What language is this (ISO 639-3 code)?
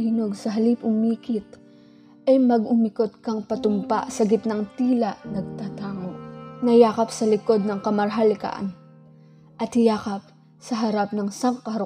fil